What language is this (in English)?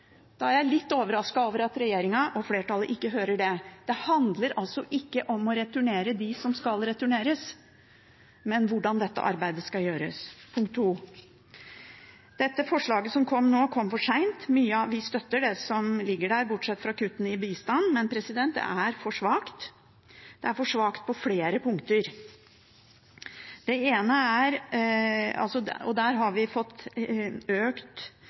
Norwegian Bokmål